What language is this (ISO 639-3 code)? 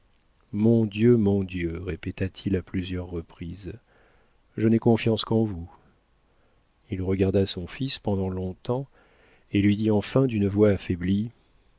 fra